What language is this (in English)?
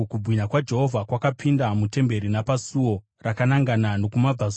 Shona